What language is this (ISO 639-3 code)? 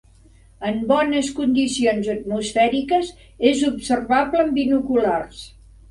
cat